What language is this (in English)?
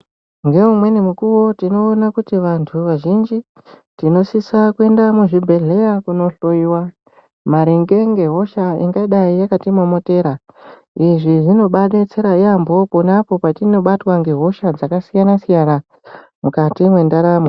Ndau